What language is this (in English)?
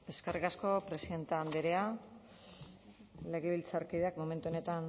Basque